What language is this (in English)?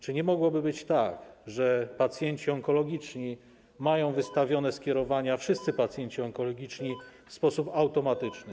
Polish